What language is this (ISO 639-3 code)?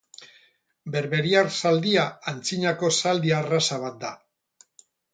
eus